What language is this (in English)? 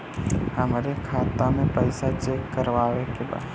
Bhojpuri